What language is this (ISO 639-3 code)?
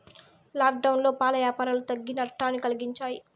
tel